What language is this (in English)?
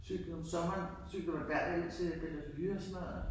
Danish